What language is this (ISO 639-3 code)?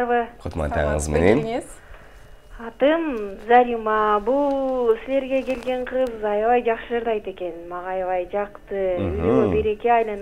rus